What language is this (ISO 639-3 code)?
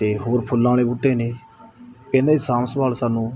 pan